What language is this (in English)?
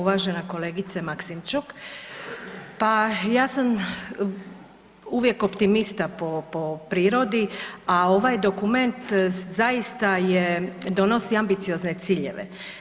Croatian